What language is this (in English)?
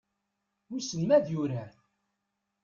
Kabyle